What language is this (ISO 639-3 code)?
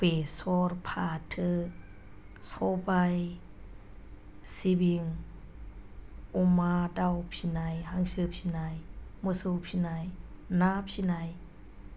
brx